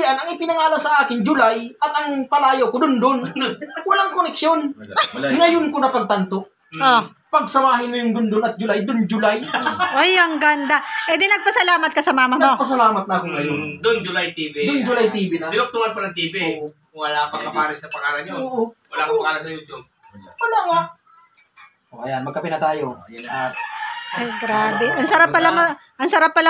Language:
Filipino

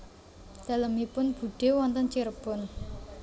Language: Javanese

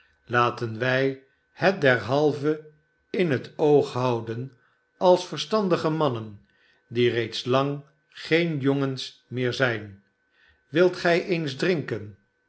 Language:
Dutch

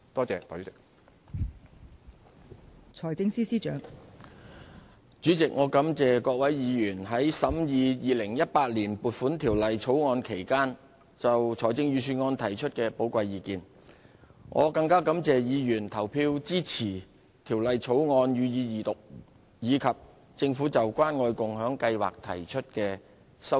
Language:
Cantonese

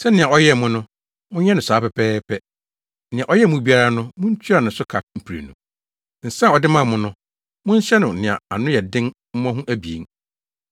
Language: Akan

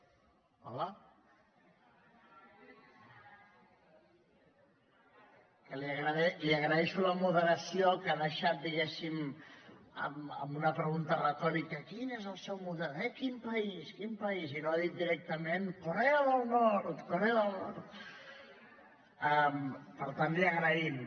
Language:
Catalan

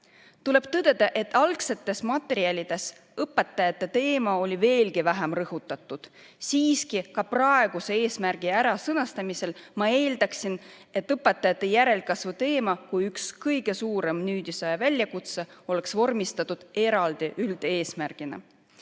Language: Estonian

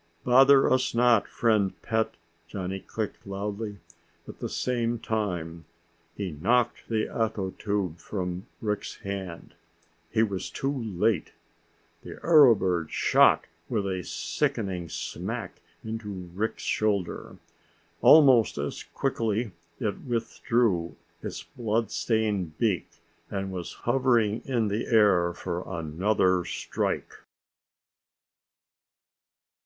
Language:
English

